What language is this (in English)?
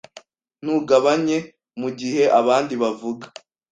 Kinyarwanda